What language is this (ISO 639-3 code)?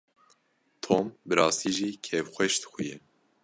kur